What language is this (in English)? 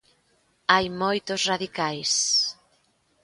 Galician